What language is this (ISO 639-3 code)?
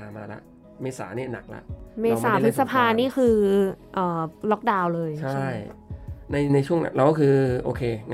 tha